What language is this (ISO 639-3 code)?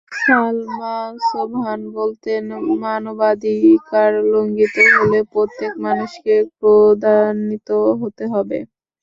ben